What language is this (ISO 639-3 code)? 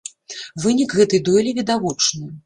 bel